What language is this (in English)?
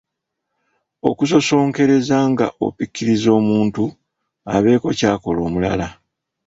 Ganda